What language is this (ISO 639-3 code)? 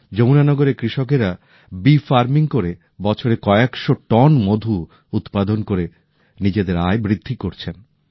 ben